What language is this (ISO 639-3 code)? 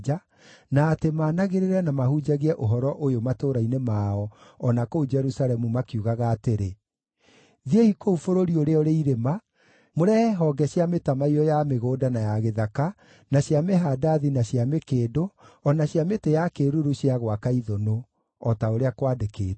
kik